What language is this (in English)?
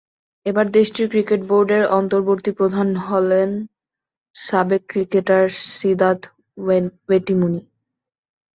Bangla